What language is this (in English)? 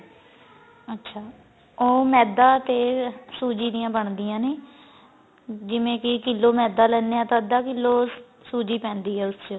Punjabi